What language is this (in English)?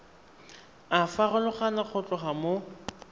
Tswana